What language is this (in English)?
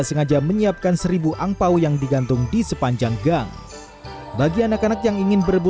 Indonesian